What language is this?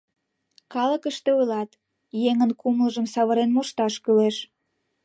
Mari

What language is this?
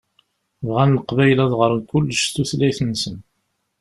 Kabyle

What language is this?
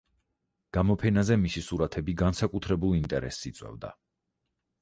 Georgian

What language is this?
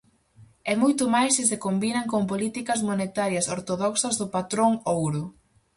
Galician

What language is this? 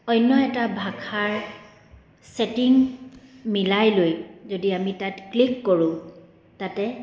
Assamese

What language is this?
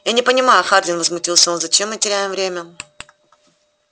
Russian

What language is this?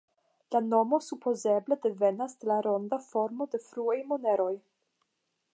Esperanto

